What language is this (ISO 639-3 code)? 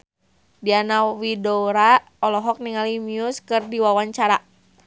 sun